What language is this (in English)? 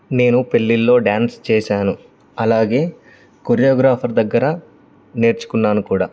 Telugu